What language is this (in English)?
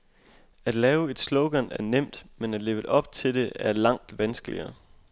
Danish